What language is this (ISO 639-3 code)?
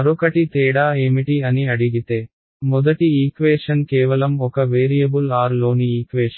tel